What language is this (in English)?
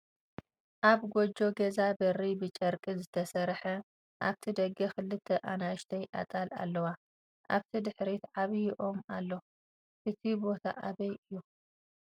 Tigrinya